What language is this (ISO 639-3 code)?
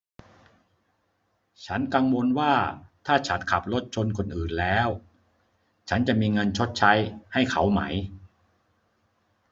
tha